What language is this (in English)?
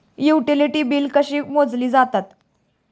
Marathi